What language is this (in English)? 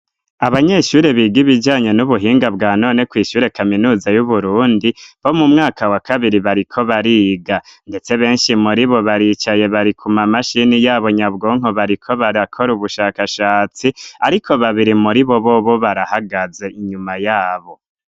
Rundi